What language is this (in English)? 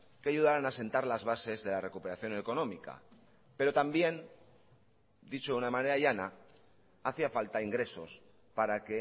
Spanish